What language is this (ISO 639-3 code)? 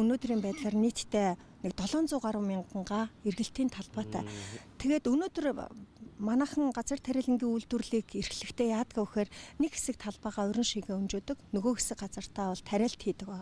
fra